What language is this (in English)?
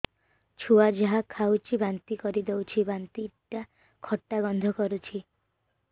Odia